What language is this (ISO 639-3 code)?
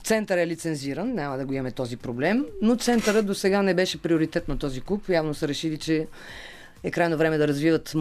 bul